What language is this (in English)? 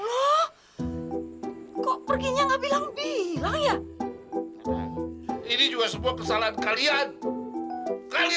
Indonesian